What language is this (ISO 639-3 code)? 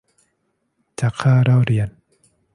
tha